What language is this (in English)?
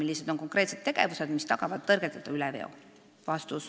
Estonian